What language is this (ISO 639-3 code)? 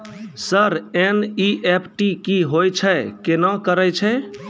mai